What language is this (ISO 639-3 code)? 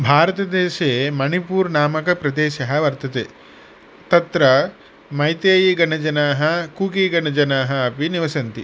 san